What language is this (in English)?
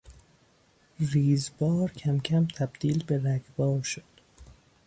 Persian